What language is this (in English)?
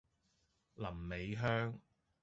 Cantonese